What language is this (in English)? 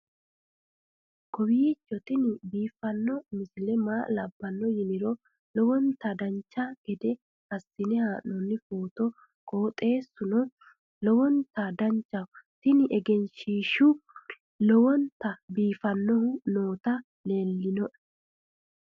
Sidamo